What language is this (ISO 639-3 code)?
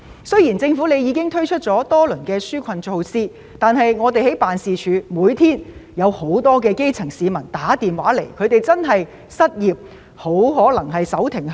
yue